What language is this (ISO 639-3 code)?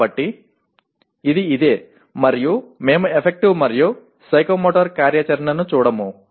tel